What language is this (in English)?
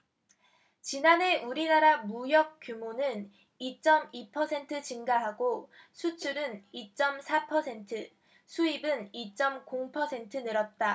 Korean